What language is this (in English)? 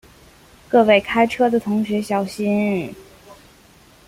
Chinese